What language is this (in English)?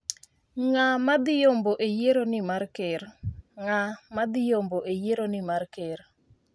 Luo (Kenya and Tanzania)